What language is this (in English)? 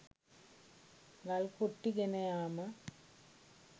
Sinhala